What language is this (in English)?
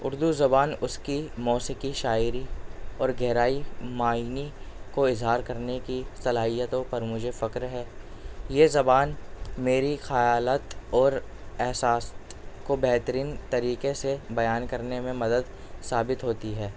Urdu